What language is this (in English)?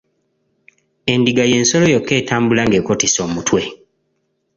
Ganda